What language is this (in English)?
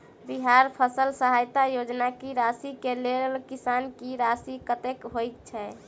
Maithili